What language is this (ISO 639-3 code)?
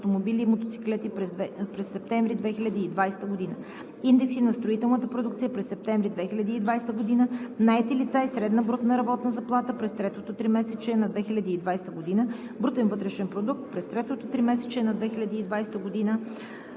bul